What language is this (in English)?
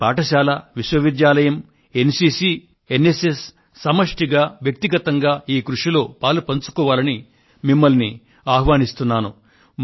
Telugu